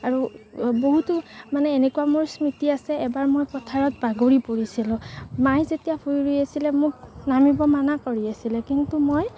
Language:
Assamese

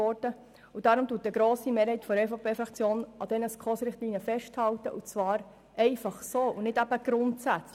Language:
Swiss German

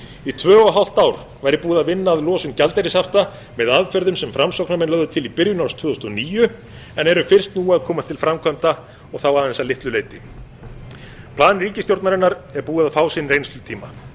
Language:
Icelandic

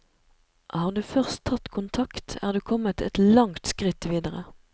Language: Norwegian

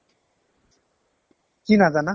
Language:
Assamese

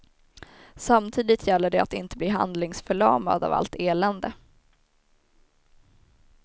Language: Swedish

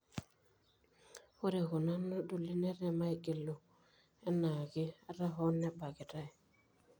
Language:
Masai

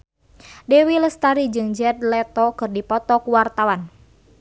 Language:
Sundanese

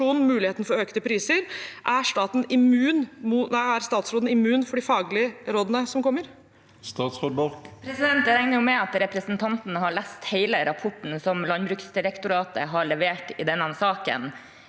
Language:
Norwegian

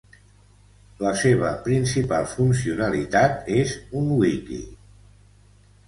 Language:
Catalan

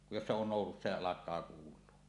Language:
Finnish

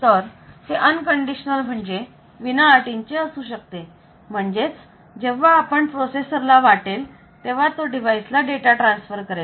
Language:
Marathi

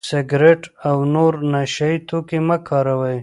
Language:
Pashto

